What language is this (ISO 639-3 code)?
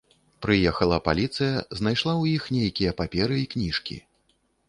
bel